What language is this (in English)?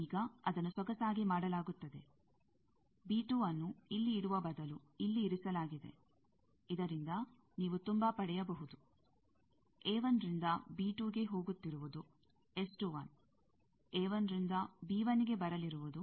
Kannada